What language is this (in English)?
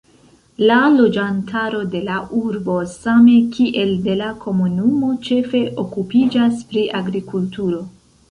Esperanto